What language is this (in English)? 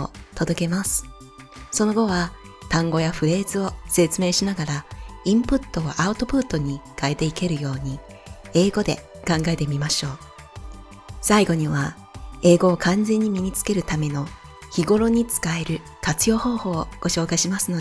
Japanese